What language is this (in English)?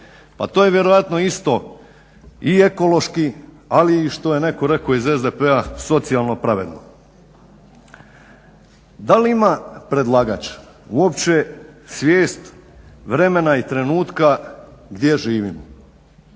Croatian